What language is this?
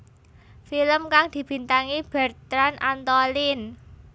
Javanese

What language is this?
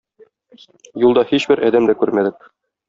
Tatar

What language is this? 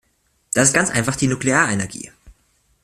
German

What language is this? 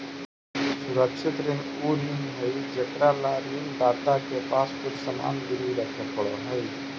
Magahi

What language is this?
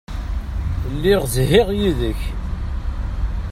Kabyle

